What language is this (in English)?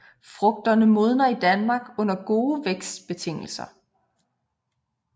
Danish